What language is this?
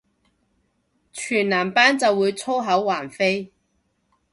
Cantonese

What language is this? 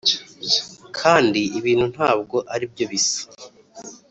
Kinyarwanda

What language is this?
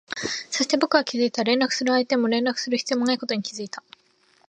Japanese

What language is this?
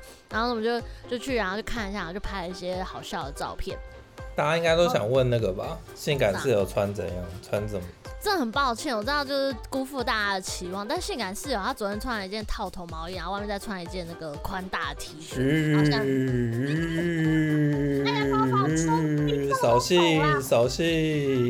Chinese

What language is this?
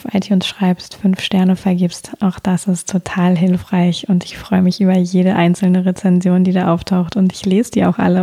German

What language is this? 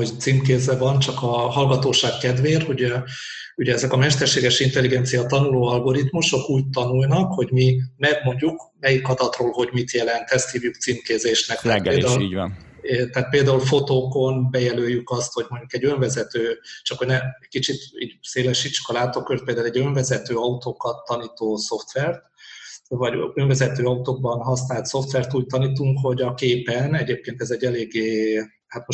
Hungarian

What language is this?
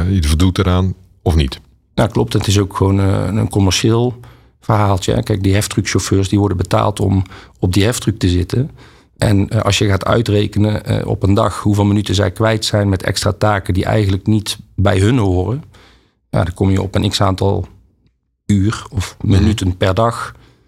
Dutch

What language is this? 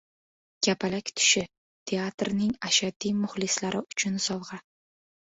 Uzbek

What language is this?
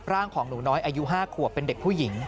Thai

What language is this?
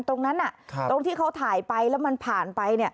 Thai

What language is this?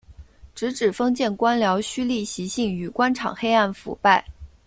Chinese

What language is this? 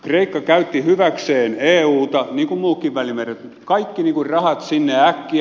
Finnish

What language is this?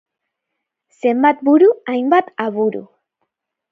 Basque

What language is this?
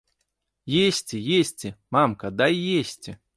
Belarusian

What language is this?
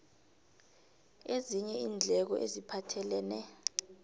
South Ndebele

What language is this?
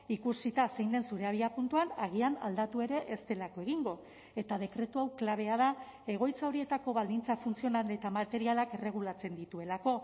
Basque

